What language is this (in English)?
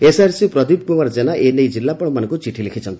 Odia